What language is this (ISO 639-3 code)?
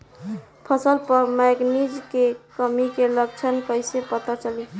bho